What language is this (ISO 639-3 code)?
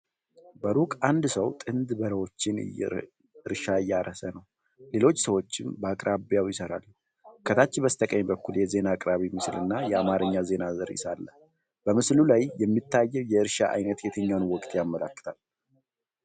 amh